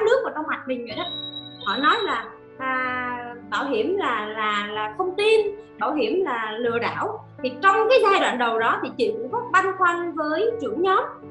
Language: Vietnamese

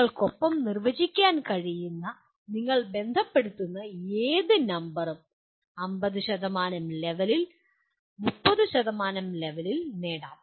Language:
Malayalam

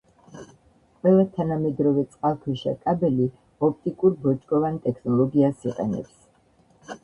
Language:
Georgian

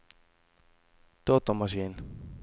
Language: Norwegian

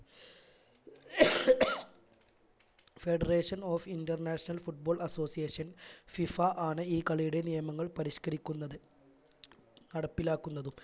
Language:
Malayalam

